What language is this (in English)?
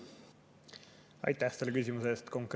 Estonian